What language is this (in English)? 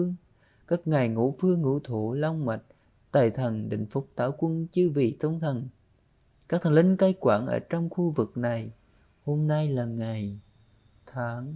Vietnamese